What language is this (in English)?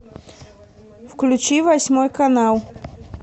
Russian